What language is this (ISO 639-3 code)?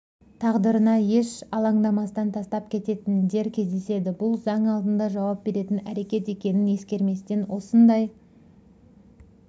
kaz